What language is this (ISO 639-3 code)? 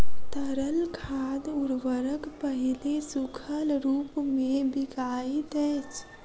mai